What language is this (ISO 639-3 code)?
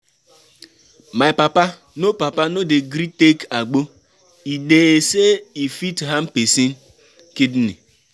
pcm